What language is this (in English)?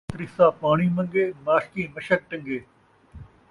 Saraiki